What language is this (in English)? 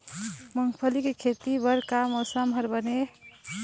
Chhattisgarhi